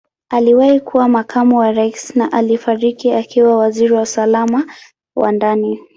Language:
Swahili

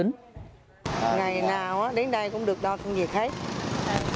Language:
Vietnamese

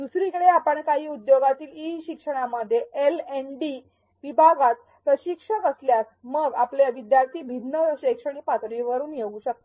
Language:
Marathi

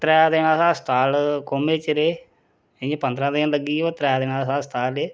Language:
Dogri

